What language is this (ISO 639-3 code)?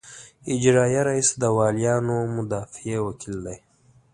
pus